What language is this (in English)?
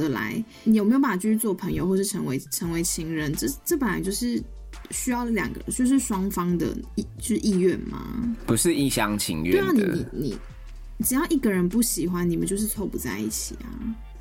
Chinese